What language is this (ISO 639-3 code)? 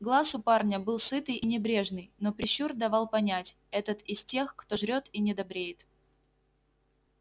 rus